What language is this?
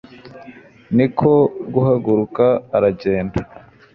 Kinyarwanda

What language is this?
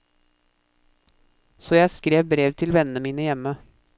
Norwegian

